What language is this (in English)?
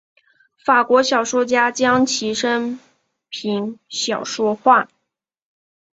Chinese